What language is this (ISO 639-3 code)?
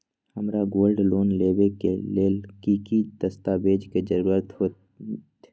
mag